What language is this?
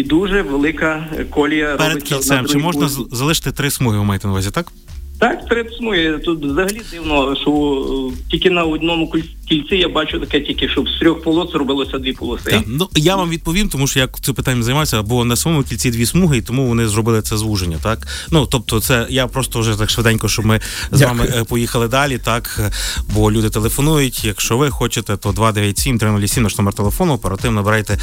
Ukrainian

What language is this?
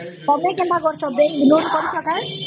Odia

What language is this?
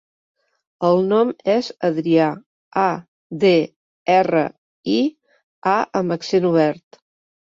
Catalan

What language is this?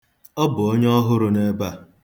Igbo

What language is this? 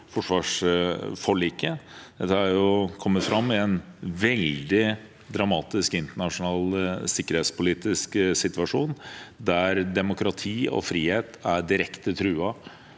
Norwegian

